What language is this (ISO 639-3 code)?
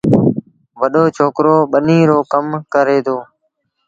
sbn